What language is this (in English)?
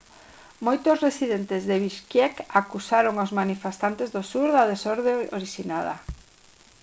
Galician